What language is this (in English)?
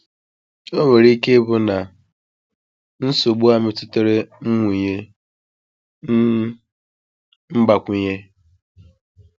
Igbo